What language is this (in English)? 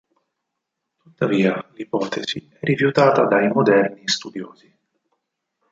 Italian